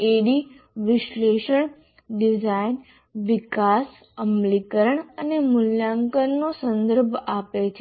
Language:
Gujarati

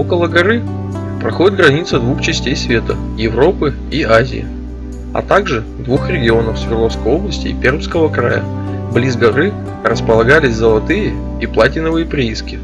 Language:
Russian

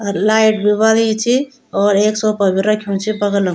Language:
Garhwali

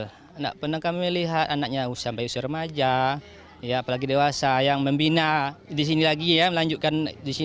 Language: Indonesian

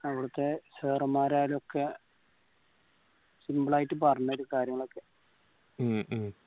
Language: Malayalam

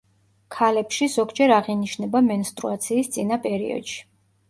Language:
Georgian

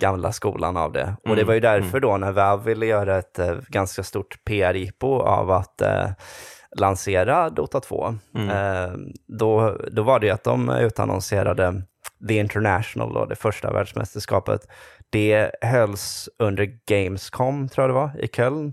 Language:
Swedish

